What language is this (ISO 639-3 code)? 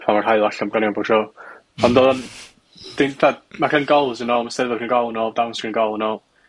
cym